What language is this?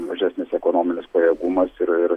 Lithuanian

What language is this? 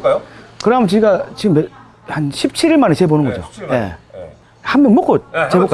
Korean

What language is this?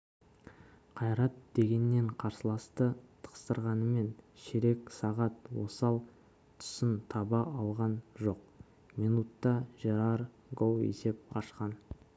Kazakh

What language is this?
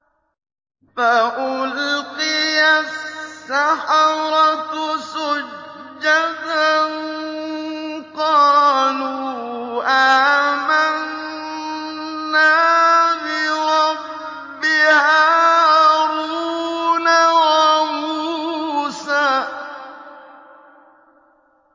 Arabic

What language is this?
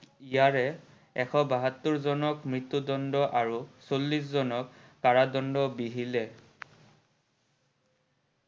Assamese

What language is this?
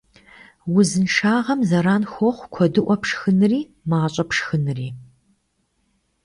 Kabardian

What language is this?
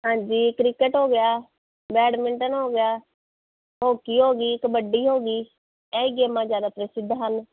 Punjabi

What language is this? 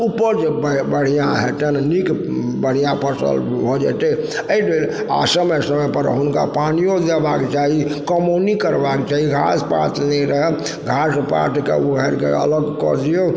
Maithili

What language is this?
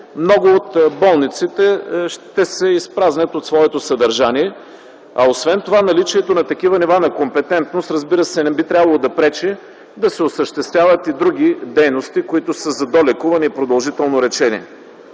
Bulgarian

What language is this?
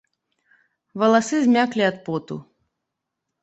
Belarusian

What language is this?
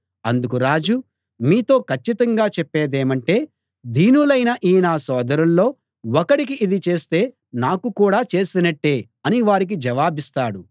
Telugu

